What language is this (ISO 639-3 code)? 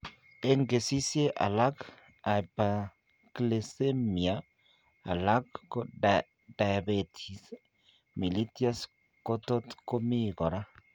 kln